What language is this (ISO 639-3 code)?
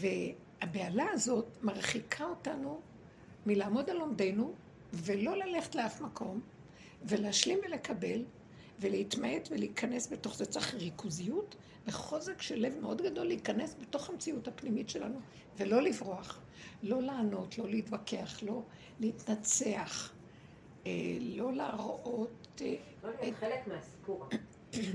heb